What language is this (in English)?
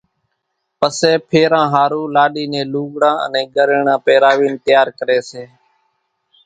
Kachi Koli